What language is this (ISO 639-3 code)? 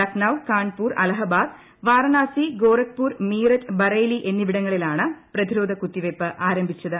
mal